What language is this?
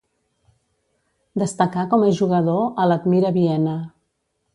Catalan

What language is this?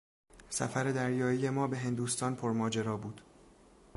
Persian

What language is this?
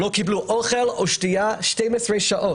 Hebrew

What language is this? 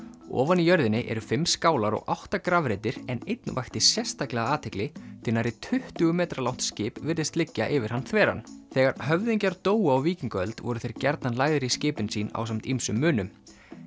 Icelandic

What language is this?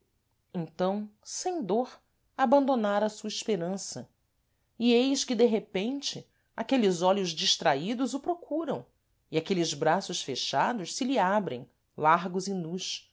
Portuguese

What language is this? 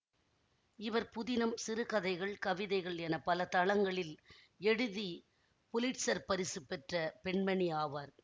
Tamil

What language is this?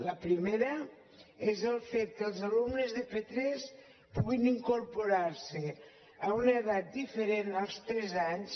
Catalan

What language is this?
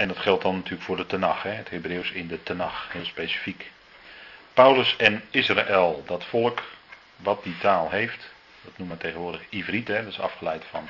Dutch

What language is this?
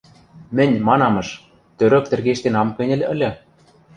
Western Mari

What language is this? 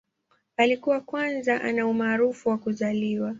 Swahili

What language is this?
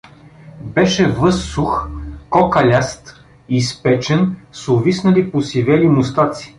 Bulgarian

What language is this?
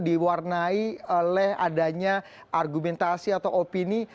Indonesian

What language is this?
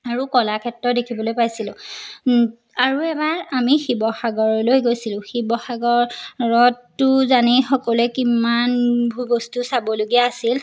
Assamese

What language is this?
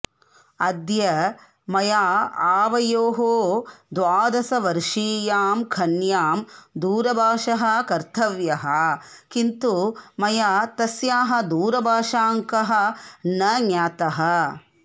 Sanskrit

